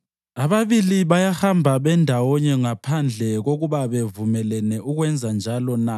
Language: North Ndebele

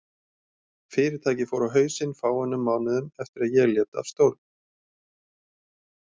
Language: Icelandic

